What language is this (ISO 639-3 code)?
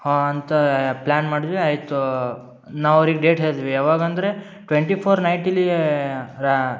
kan